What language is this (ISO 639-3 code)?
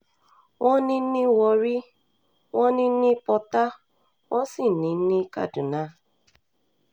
yor